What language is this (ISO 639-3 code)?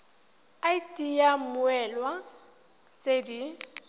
tsn